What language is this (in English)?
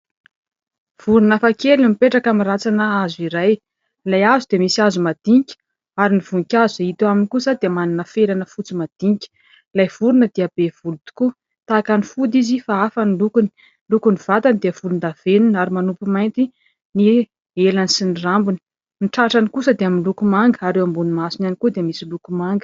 Malagasy